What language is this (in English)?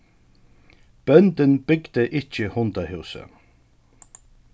Faroese